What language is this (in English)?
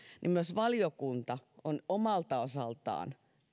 Finnish